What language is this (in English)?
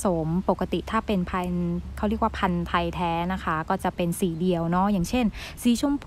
Thai